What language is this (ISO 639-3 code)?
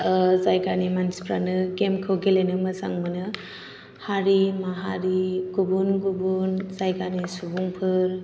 brx